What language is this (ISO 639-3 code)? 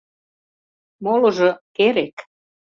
chm